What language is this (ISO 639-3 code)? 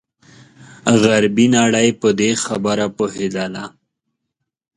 pus